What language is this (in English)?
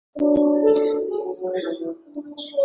Chinese